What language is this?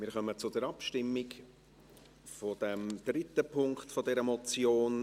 Swiss German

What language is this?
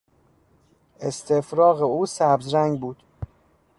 Persian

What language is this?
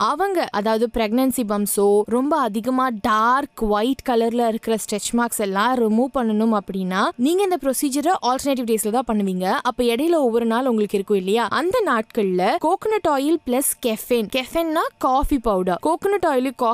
Tamil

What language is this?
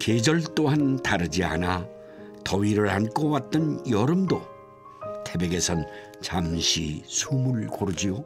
Korean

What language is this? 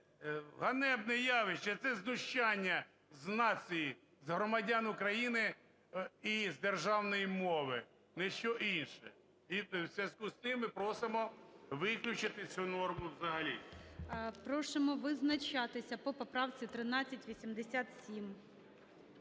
Ukrainian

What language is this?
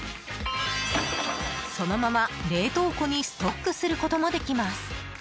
Japanese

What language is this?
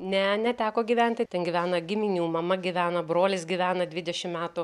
Lithuanian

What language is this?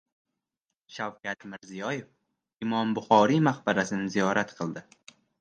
Uzbek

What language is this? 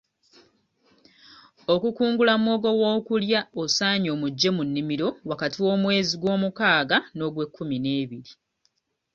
Ganda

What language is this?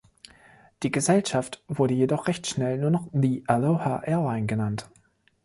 German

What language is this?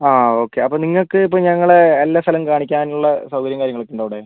Malayalam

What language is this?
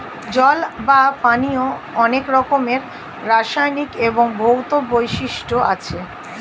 Bangla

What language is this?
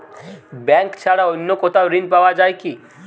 Bangla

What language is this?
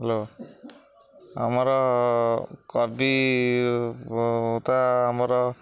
Odia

